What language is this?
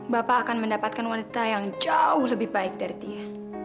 Indonesian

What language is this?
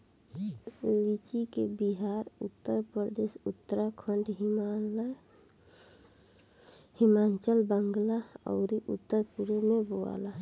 Bhojpuri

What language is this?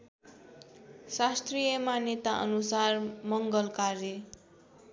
Nepali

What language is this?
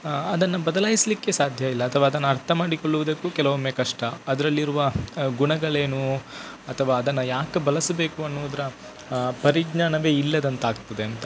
Kannada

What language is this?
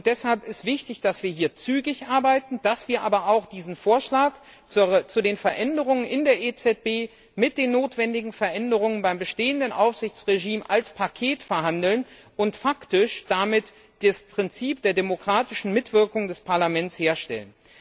German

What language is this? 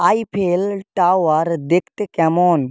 Bangla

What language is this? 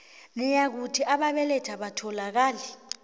South Ndebele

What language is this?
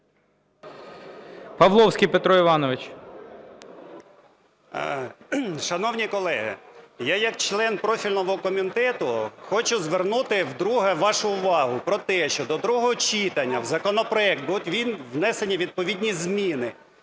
Ukrainian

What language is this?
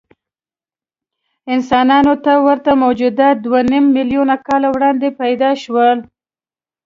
Pashto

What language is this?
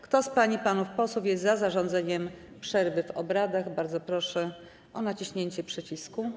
Polish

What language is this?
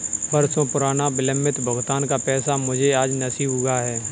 Hindi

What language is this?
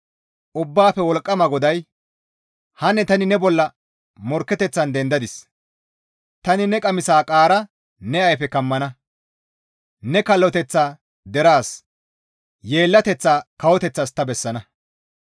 Gamo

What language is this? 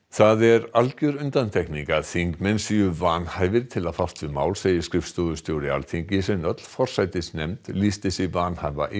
Icelandic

